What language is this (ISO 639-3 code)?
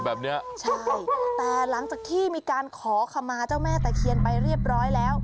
tha